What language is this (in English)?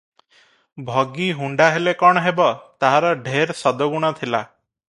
Odia